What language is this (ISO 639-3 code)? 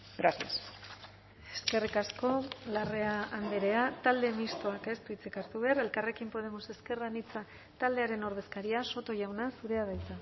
eus